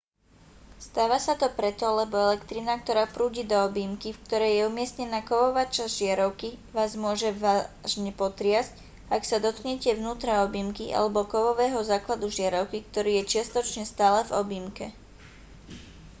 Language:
Slovak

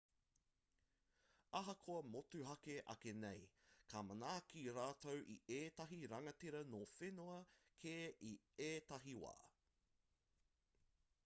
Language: Māori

